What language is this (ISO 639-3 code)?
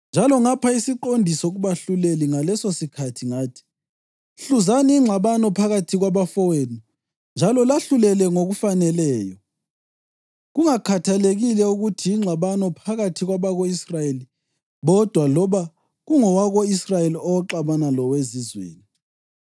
nde